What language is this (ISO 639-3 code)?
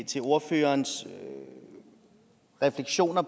dan